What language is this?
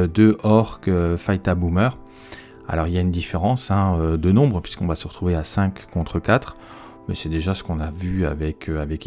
French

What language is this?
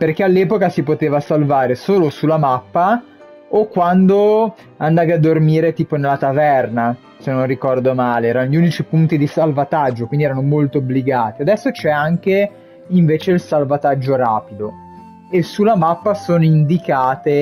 Italian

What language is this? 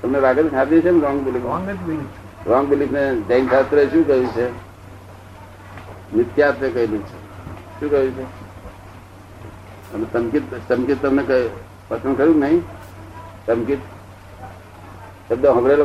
Gujarati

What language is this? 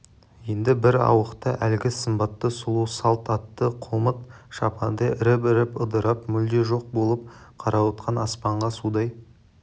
Kazakh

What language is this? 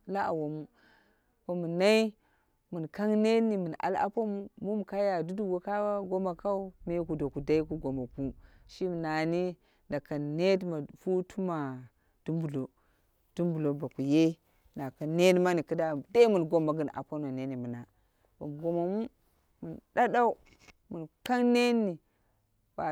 Dera (Nigeria)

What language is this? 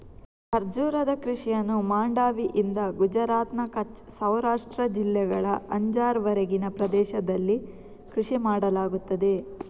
Kannada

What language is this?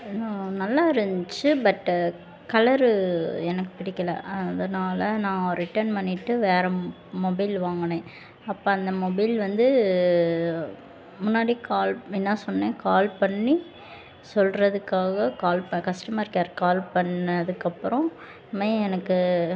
Tamil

